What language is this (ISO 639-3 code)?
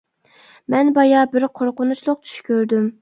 uig